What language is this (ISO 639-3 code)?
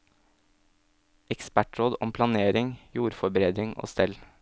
nor